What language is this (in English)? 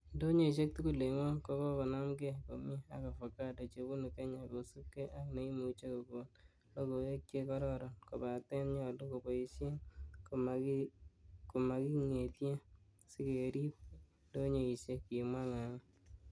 Kalenjin